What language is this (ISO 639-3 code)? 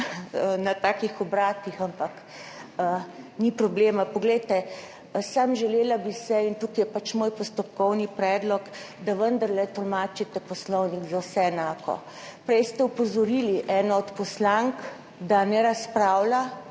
slv